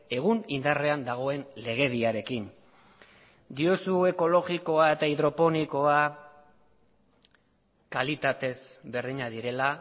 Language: Basque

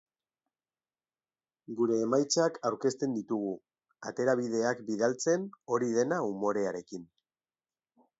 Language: Basque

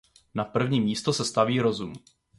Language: Czech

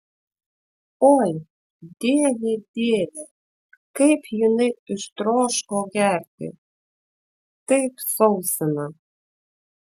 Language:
Lithuanian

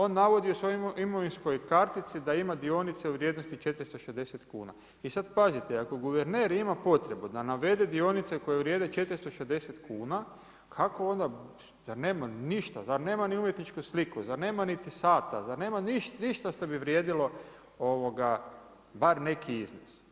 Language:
Croatian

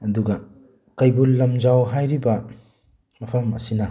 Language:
Manipuri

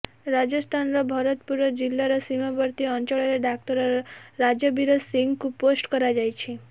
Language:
Odia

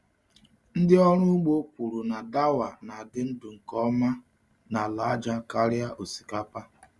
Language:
Igbo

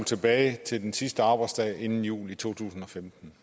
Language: Danish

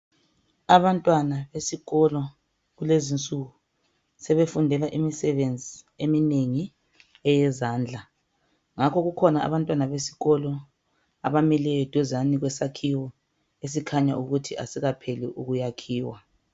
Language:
North Ndebele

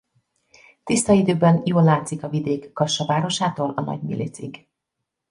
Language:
Hungarian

